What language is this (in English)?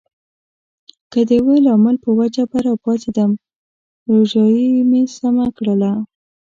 Pashto